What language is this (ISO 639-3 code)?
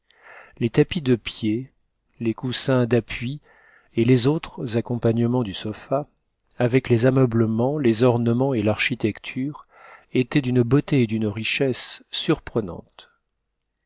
fra